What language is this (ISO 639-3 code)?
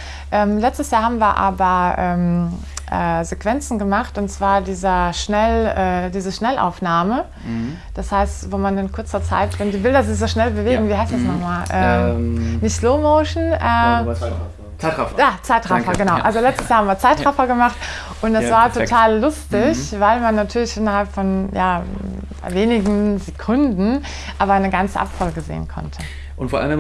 deu